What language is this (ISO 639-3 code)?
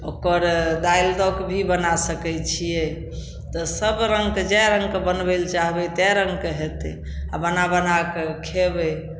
mai